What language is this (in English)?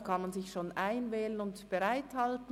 Swiss German